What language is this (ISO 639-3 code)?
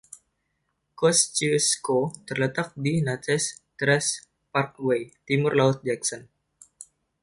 ind